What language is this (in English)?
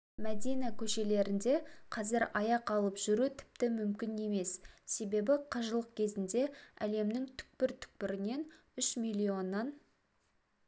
Kazakh